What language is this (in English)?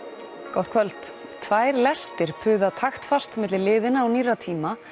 Icelandic